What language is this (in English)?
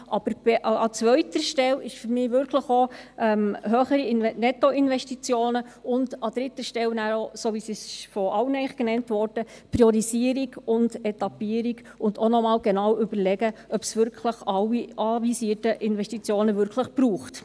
Swiss German